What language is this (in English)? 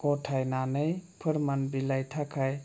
Bodo